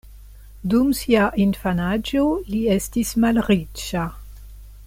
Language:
Esperanto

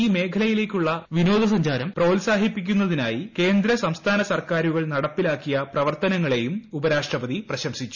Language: Malayalam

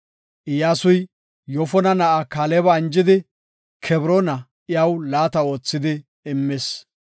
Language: Gofa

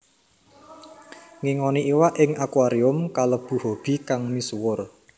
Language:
Javanese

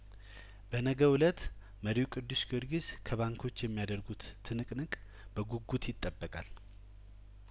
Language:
Amharic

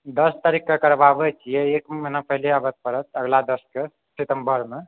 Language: Maithili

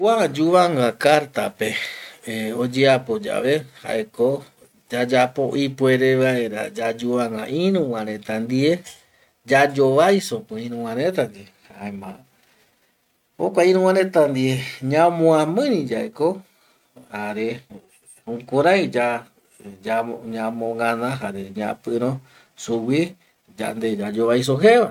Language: Eastern Bolivian Guaraní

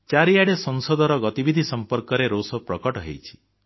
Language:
Odia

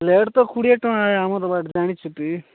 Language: Odia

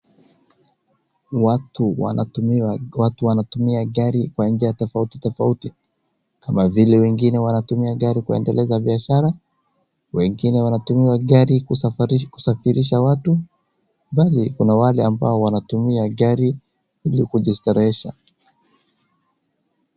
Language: Swahili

